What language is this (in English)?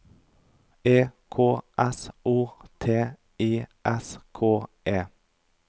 Norwegian